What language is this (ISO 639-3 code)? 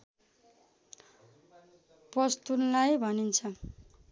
nep